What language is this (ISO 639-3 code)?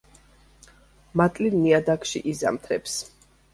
kat